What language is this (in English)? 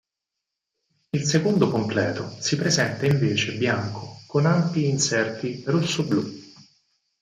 Italian